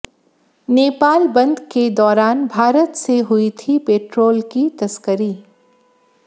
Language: Hindi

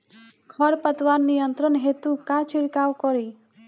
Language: Bhojpuri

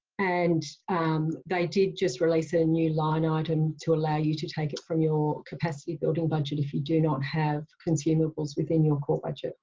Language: English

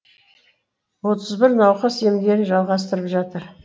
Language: Kazakh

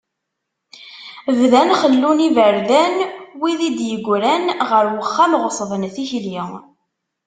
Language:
Kabyle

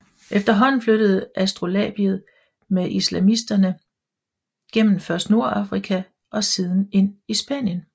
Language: Danish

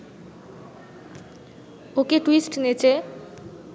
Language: Bangla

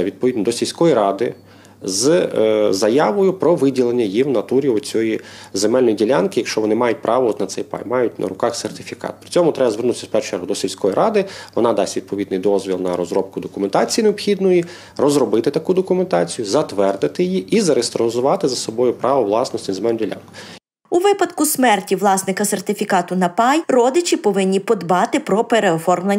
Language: Ukrainian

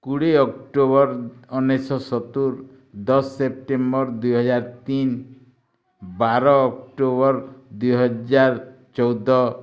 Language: Odia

